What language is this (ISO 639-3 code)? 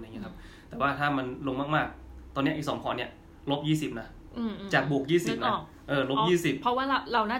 tha